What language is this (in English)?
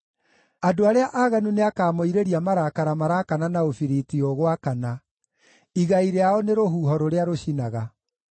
Kikuyu